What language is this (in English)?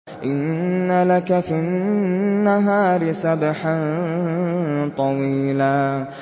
Arabic